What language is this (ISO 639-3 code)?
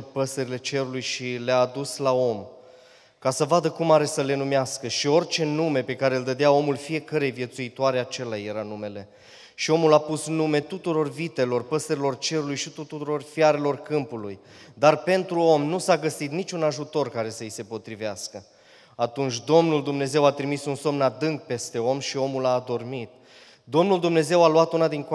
ron